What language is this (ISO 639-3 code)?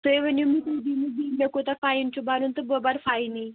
kas